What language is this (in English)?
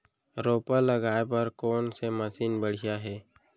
Chhattisgarhi